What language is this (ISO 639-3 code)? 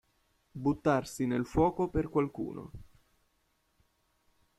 ita